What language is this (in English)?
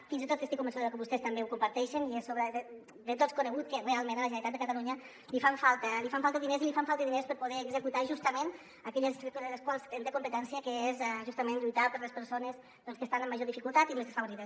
Catalan